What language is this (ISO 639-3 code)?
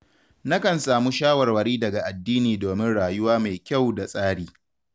hau